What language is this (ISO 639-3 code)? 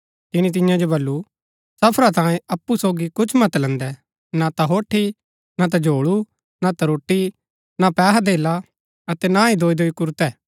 gbk